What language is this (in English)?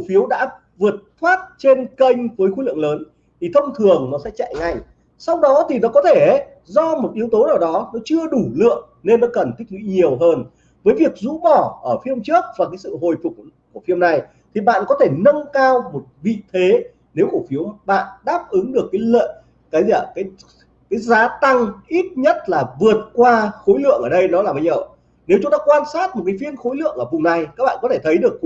Vietnamese